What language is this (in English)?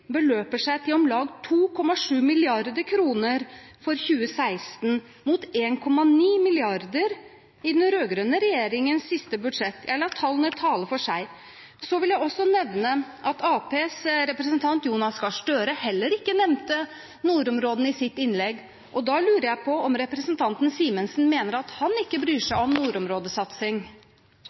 Norwegian Bokmål